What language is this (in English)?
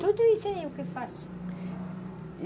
Portuguese